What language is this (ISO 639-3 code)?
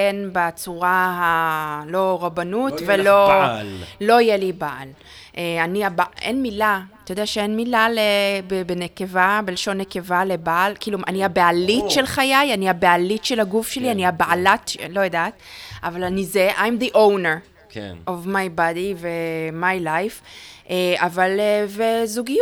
heb